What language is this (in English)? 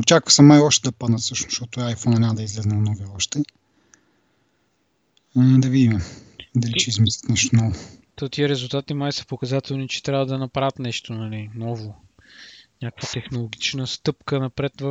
Bulgarian